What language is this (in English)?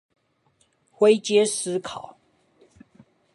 Chinese